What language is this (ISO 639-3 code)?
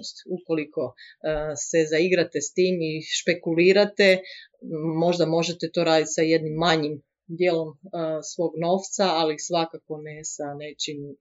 hrv